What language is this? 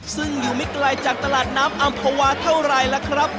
Thai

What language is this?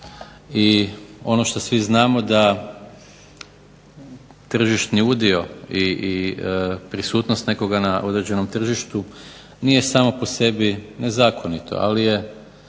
Croatian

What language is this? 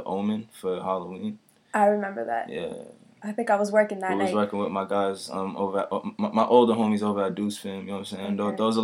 English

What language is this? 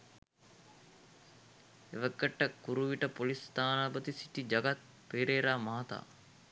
Sinhala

